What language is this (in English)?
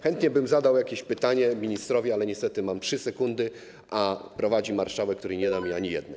Polish